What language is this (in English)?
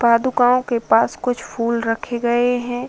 Hindi